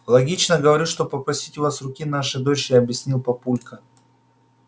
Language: Russian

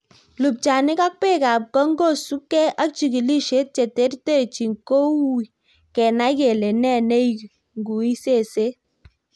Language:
Kalenjin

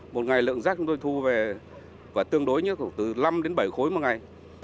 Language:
Vietnamese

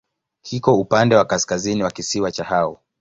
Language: Swahili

